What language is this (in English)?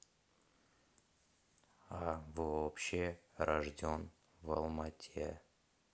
Russian